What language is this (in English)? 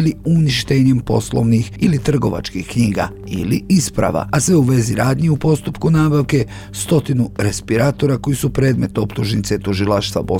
Croatian